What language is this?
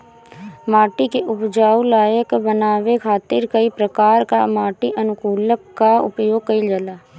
Bhojpuri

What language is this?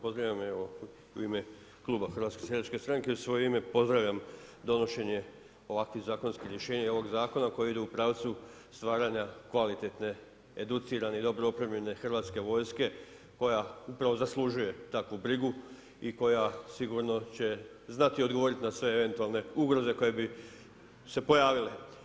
Croatian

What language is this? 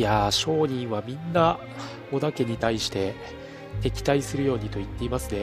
Japanese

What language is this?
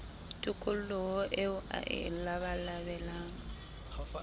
Southern Sotho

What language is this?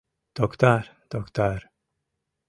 Mari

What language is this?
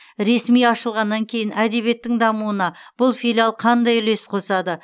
Kazakh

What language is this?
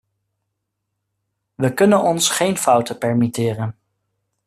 Dutch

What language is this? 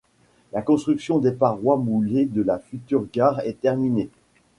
French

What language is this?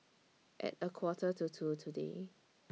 English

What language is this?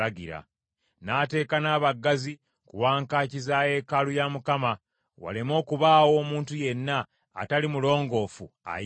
Ganda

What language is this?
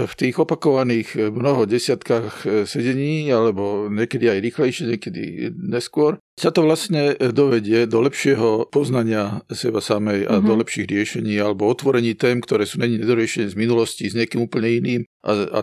Slovak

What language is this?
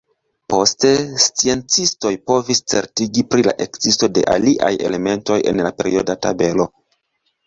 Esperanto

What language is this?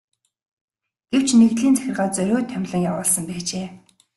Mongolian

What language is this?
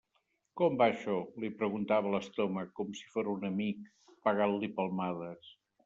Catalan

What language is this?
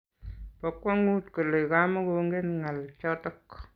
Kalenjin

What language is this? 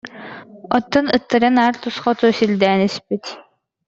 Yakut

